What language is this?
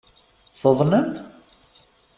Kabyle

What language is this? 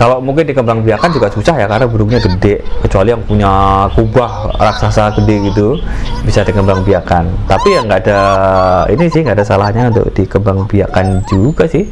Indonesian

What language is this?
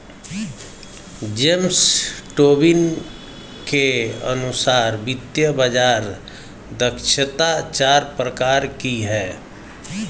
Hindi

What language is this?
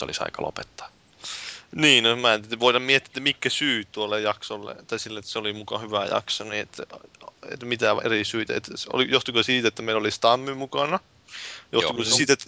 Finnish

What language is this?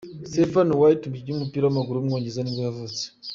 Kinyarwanda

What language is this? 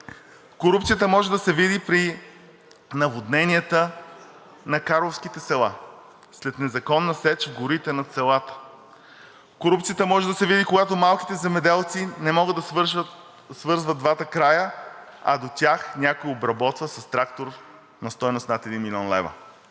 Bulgarian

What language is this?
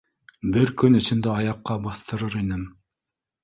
Bashkir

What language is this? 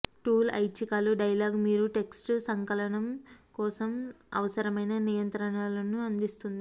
Telugu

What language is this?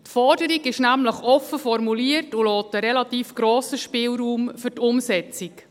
Swiss German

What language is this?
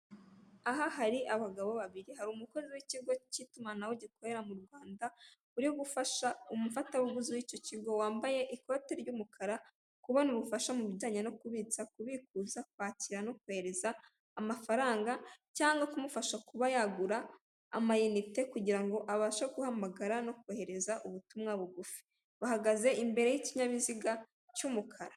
Kinyarwanda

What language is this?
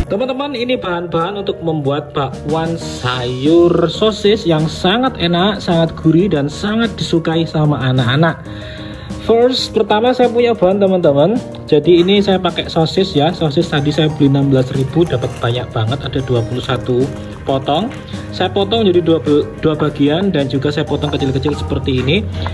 Indonesian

